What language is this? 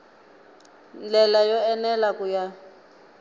Tsonga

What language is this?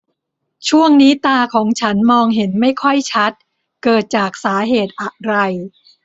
Thai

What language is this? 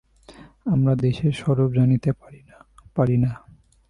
Bangla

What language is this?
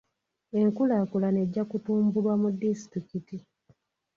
Ganda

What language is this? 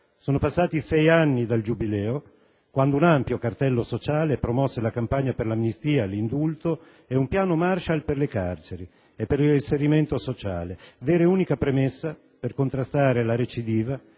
Italian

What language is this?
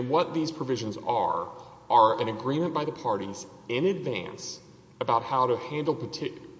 English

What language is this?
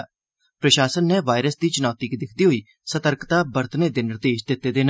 Dogri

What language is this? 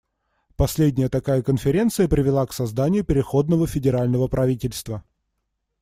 Russian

